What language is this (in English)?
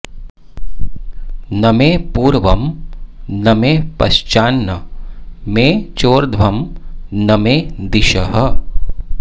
Sanskrit